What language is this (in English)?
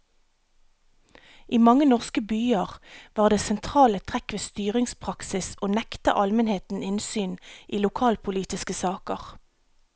Norwegian